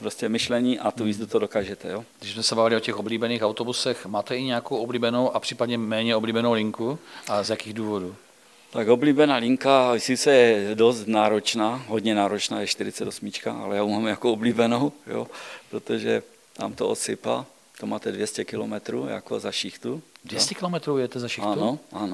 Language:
Czech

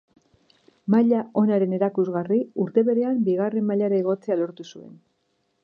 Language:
Basque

